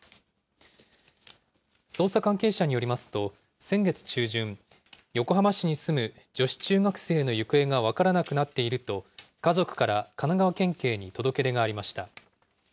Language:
Japanese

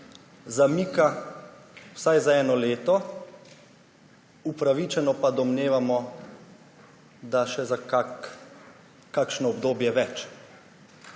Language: Slovenian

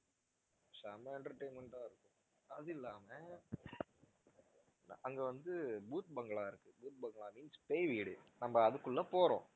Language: Tamil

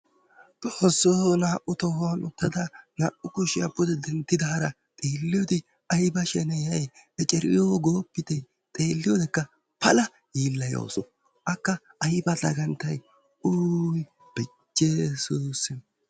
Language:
Wolaytta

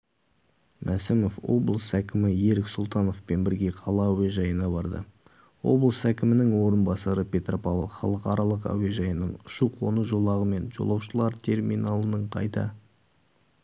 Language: Kazakh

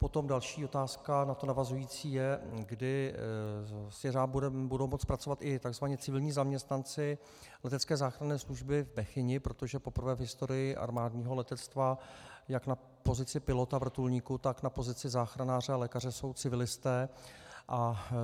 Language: Czech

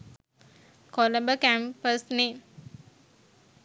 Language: Sinhala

